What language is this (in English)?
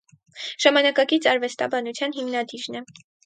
Armenian